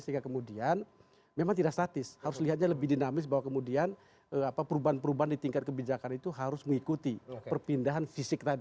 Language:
Indonesian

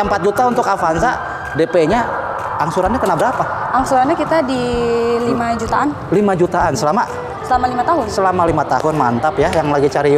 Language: Indonesian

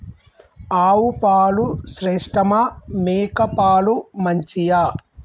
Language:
Telugu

